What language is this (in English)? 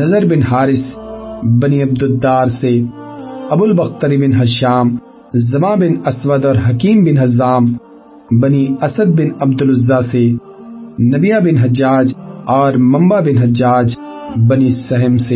Urdu